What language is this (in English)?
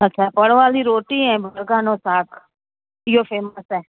Sindhi